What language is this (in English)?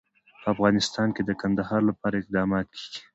Pashto